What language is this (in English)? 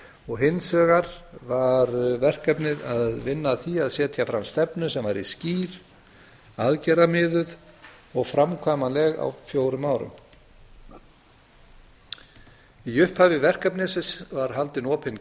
Icelandic